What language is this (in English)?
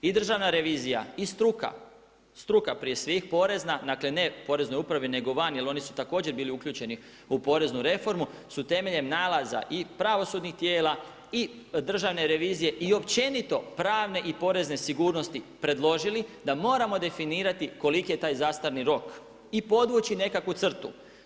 Croatian